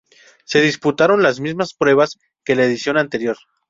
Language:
Spanish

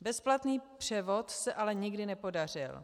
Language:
Czech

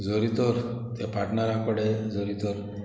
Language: Konkani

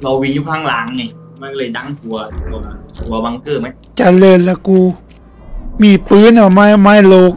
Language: Thai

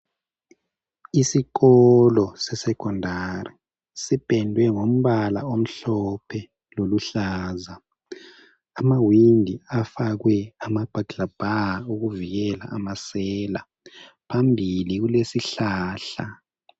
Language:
North Ndebele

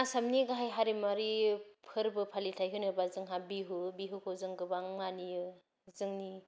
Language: Bodo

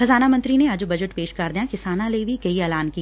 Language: Punjabi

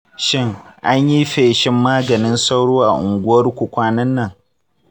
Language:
Hausa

